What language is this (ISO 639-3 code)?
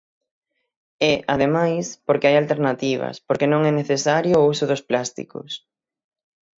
glg